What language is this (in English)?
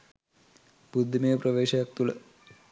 Sinhala